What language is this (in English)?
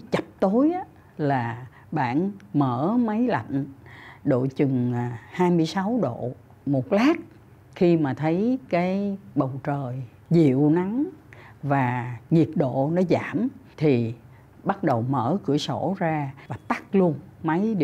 Vietnamese